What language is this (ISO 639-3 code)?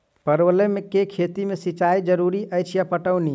mai